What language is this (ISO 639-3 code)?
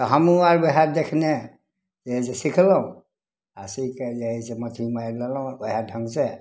mai